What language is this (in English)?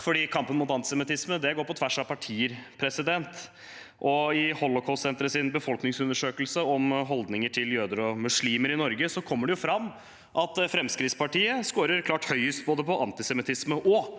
Norwegian